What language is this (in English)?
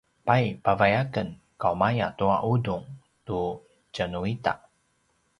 Paiwan